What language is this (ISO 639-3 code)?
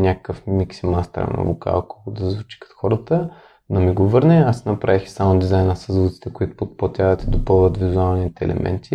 bul